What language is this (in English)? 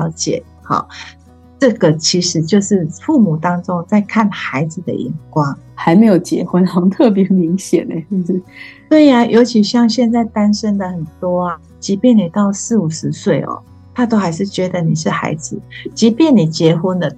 Chinese